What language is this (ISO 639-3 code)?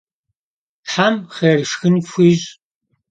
kbd